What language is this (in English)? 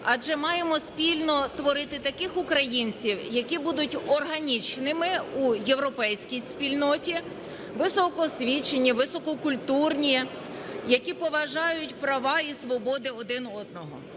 Ukrainian